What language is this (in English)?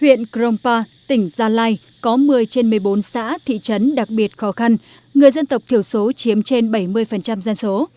Vietnamese